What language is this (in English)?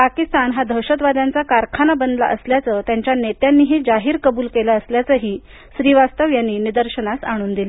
Marathi